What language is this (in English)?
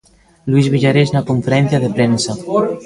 Galician